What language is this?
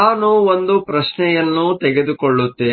Kannada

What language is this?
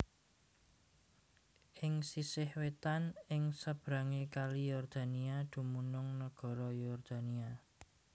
Javanese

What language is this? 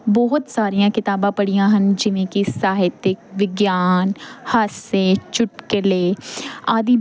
Punjabi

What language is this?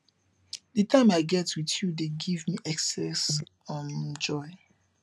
Nigerian Pidgin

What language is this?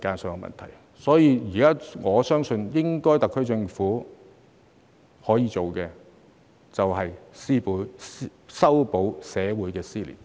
Cantonese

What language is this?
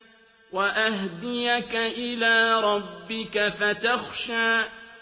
Arabic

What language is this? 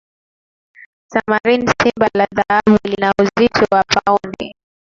Swahili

